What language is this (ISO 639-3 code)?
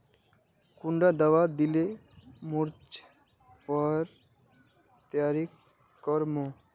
mag